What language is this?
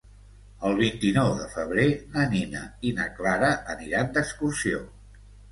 Catalan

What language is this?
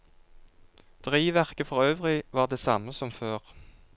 Norwegian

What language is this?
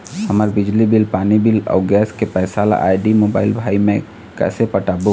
Chhattisgarhi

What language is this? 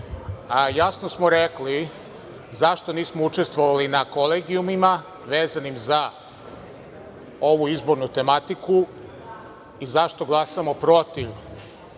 Serbian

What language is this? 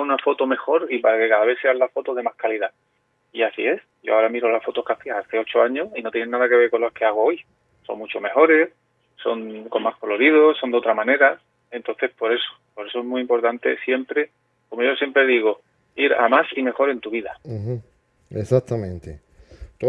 Spanish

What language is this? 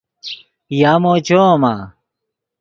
Yidgha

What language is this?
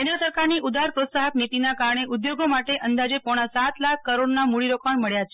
Gujarati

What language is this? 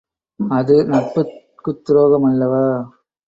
Tamil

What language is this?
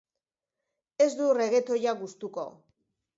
Basque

